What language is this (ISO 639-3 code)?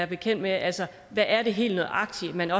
dan